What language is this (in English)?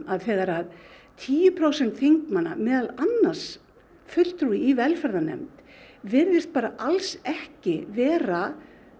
Icelandic